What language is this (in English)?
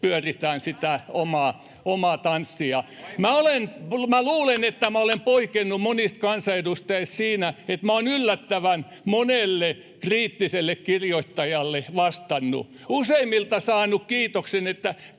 Finnish